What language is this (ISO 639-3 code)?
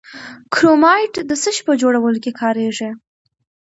pus